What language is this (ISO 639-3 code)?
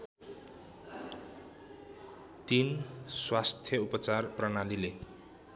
nep